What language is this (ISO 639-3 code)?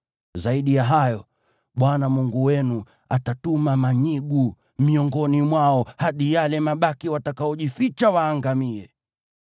swa